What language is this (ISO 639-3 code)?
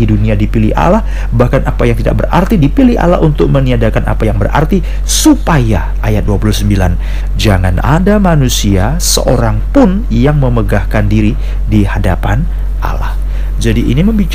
ind